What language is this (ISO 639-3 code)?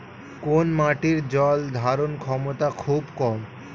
ben